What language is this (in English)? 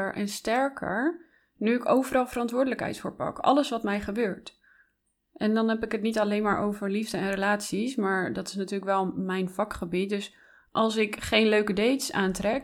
Dutch